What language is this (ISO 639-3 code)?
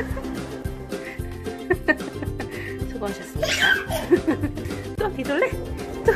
kor